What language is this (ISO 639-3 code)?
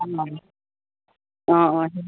asm